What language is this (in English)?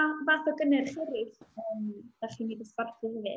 Welsh